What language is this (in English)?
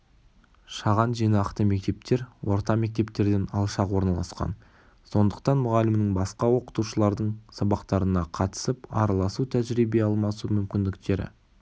Kazakh